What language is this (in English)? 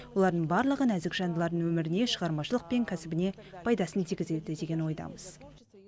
Kazakh